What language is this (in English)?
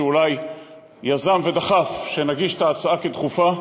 Hebrew